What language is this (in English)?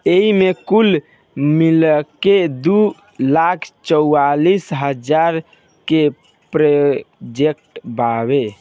Bhojpuri